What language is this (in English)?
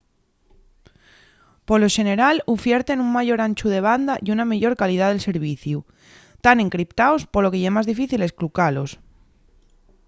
Asturian